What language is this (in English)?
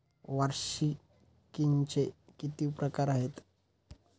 Marathi